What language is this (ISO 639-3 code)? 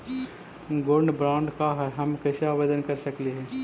mag